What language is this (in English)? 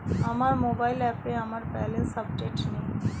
Bangla